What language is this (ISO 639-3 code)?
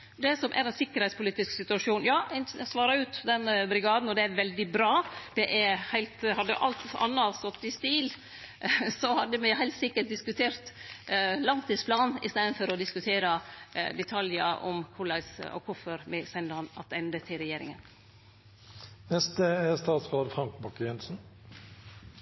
nor